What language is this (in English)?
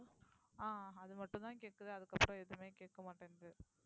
Tamil